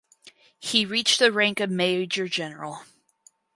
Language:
English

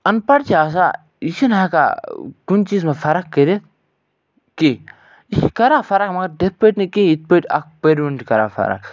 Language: Kashmiri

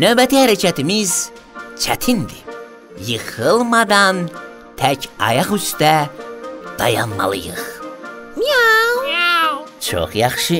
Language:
Turkish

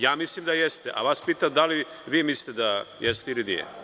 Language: Serbian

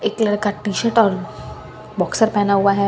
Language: Hindi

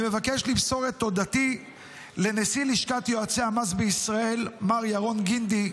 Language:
Hebrew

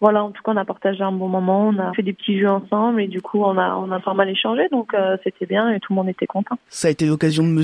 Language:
French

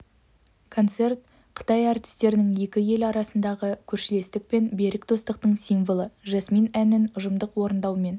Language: Kazakh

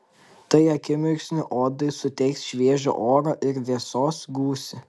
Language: Lithuanian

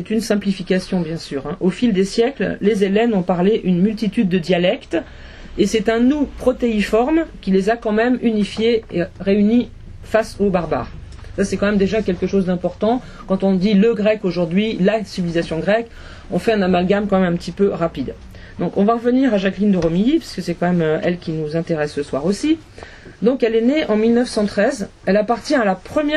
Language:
French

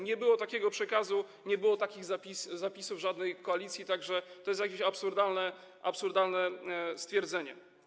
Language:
Polish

